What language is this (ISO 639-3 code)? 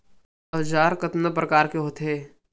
hne